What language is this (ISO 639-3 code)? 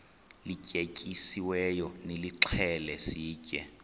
xho